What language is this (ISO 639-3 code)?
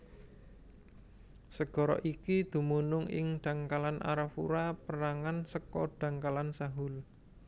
jav